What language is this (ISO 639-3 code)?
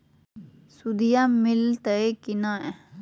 mag